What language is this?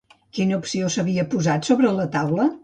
Catalan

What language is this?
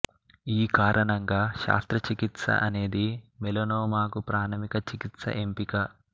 Telugu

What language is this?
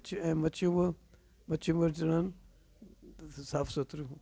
Sindhi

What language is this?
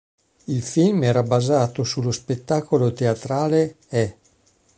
Italian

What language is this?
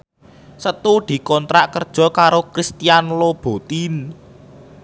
Javanese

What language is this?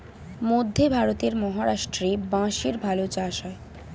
Bangla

